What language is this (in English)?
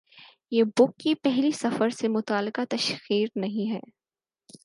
Urdu